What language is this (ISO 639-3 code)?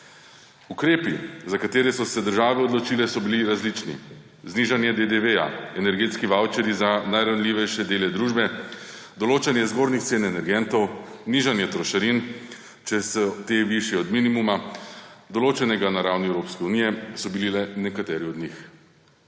slv